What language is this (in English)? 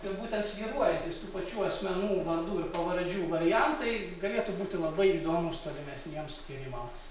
Lithuanian